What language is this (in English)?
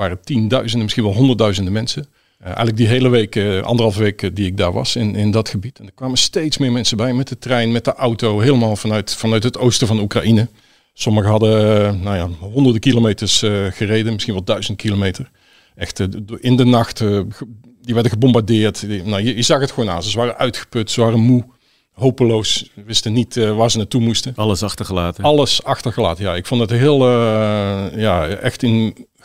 Dutch